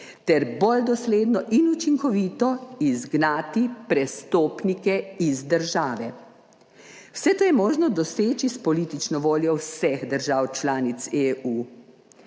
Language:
Slovenian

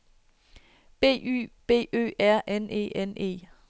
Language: Danish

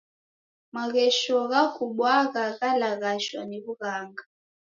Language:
Taita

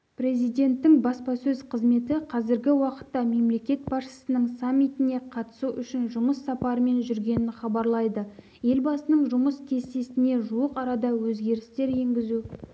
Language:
Kazakh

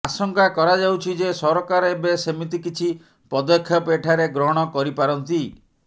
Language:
Odia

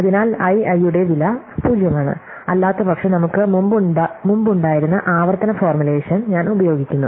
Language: Malayalam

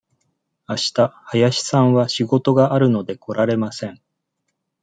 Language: Japanese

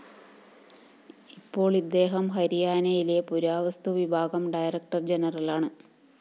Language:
Malayalam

